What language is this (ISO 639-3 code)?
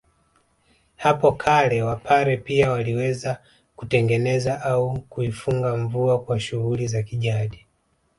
swa